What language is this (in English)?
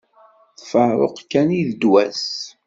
Kabyle